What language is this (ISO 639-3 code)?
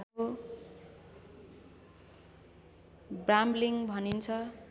nep